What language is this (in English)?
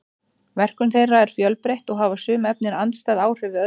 Icelandic